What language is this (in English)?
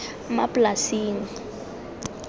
Tswana